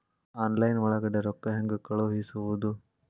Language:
Kannada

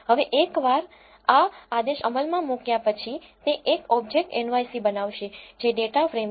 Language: Gujarati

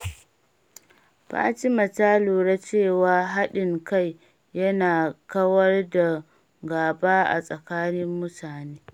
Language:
Hausa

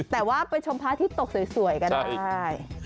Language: Thai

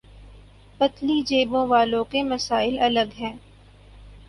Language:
Urdu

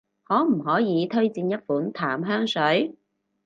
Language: Cantonese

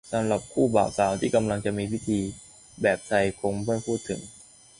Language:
Thai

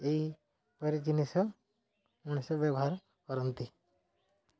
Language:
Odia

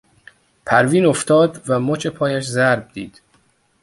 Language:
Persian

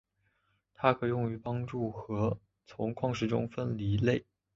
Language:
Chinese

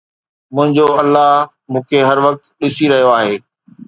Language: Sindhi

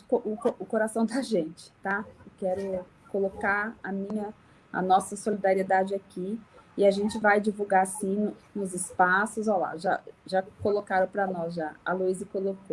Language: Portuguese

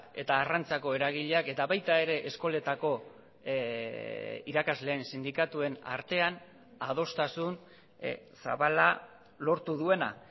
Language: Basque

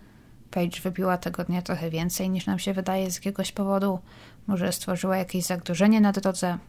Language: Polish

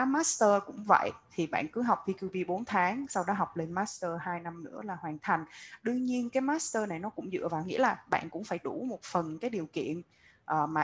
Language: Vietnamese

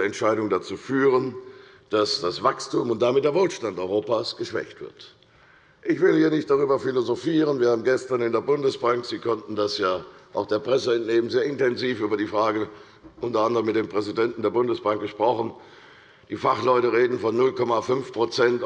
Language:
German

